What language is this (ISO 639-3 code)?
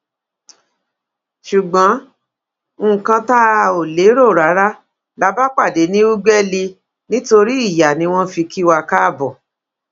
yor